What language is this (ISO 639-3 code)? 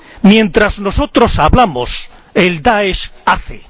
spa